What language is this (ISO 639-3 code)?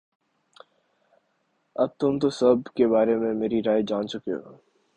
urd